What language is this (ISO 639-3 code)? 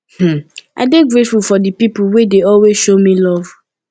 pcm